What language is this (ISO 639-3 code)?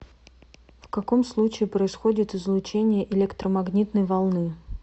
rus